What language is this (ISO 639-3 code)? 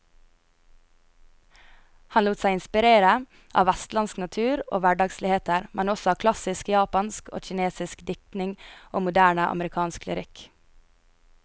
nor